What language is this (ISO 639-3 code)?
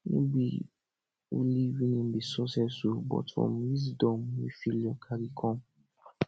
pcm